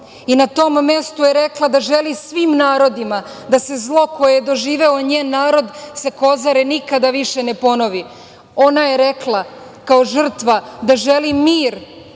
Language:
Serbian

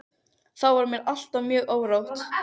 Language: Icelandic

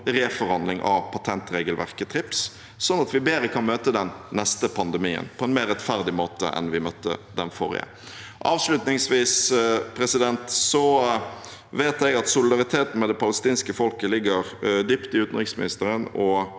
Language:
Norwegian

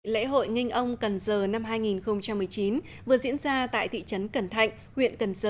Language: Vietnamese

